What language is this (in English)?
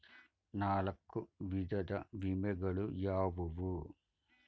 Kannada